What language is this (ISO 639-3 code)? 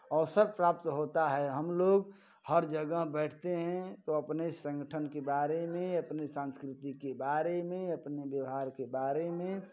hin